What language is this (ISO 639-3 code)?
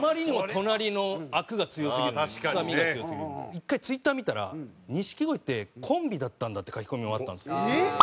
jpn